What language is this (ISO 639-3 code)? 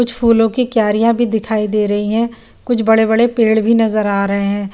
hin